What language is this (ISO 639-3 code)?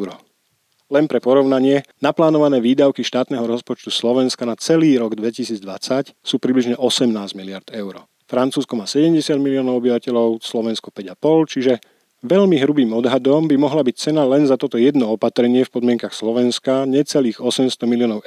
slk